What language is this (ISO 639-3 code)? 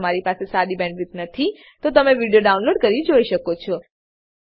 guj